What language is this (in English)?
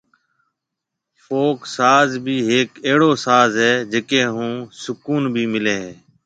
Marwari (Pakistan)